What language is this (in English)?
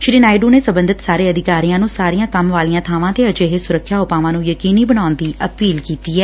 Punjabi